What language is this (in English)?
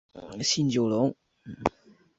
Chinese